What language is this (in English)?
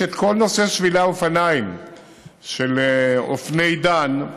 Hebrew